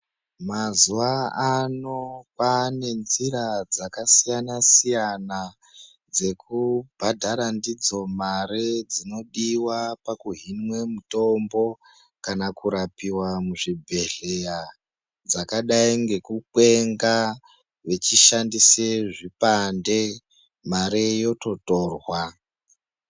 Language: Ndau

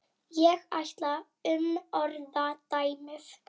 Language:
Icelandic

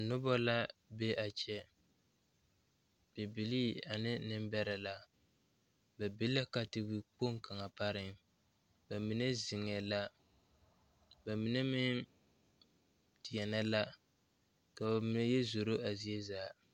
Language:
Southern Dagaare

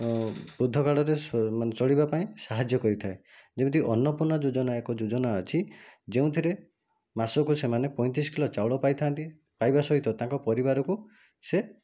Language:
Odia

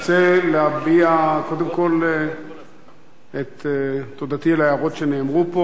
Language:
Hebrew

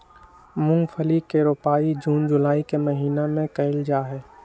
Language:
Magahi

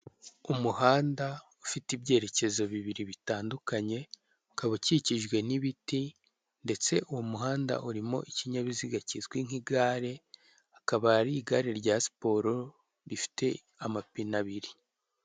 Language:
Kinyarwanda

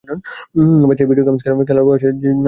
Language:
Bangla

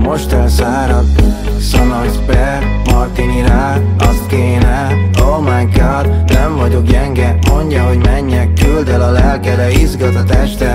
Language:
Hungarian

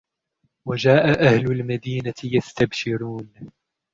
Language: Arabic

